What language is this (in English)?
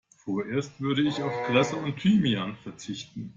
German